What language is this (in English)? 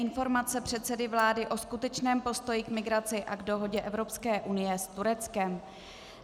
Czech